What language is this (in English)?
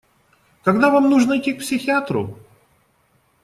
Russian